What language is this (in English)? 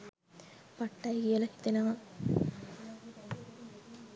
Sinhala